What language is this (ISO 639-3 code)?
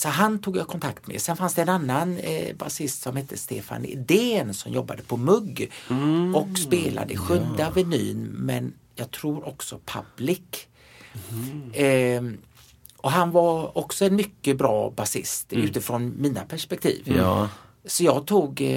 swe